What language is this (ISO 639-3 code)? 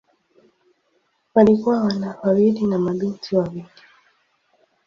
swa